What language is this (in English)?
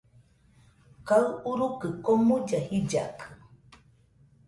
Nüpode Huitoto